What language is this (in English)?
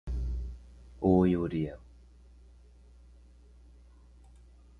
Portuguese